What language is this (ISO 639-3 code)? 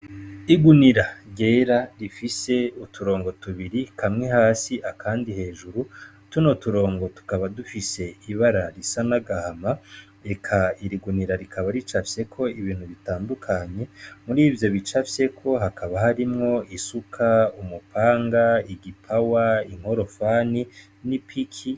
run